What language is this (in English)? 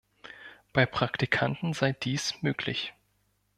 German